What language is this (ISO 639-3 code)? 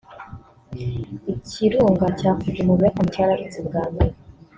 kin